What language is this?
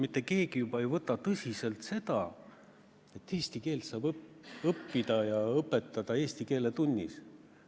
Estonian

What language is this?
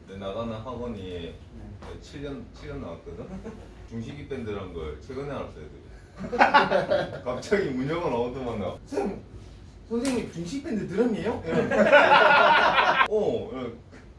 Korean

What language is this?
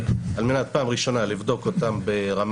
Hebrew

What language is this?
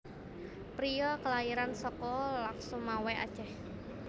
Javanese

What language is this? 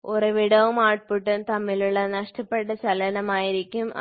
Malayalam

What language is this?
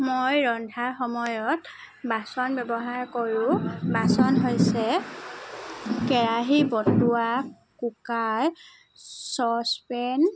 Assamese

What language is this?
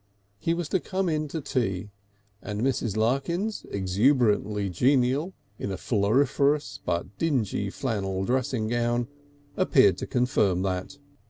English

